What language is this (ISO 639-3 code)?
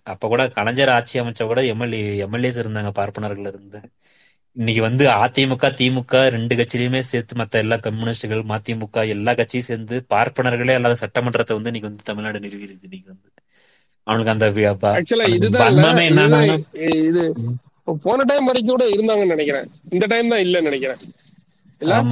tam